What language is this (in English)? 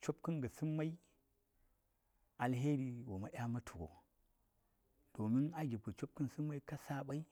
Saya